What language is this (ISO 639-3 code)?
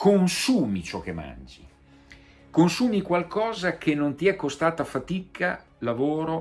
ita